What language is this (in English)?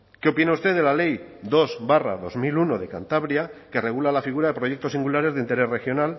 Spanish